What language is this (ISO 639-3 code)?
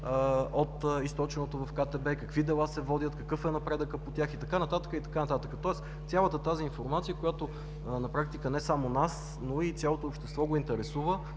bul